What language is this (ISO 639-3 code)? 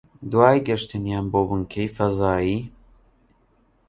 ckb